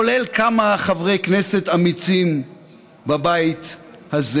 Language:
Hebrew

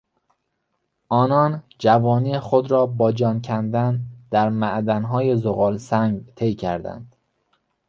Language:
Persian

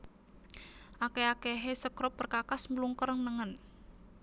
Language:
Javanese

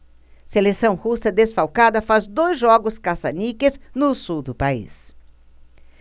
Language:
Portuguese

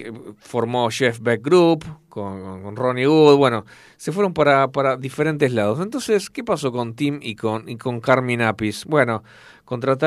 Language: Spanish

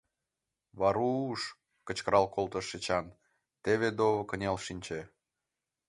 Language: Mari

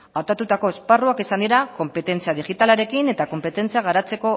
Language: Basque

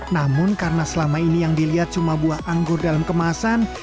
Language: Indonesian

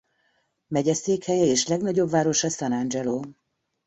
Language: Hungarian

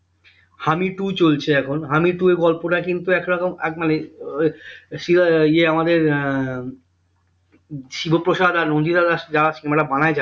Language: Bangla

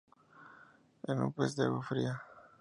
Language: Spanish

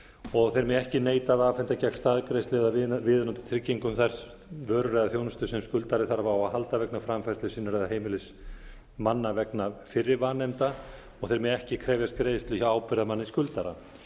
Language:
Icelandic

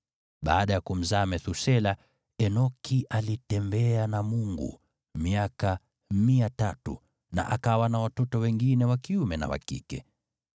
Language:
Swahili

